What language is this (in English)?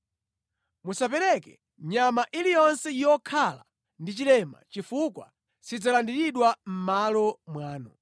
Nyanja